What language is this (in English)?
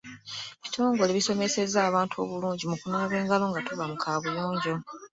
Ganda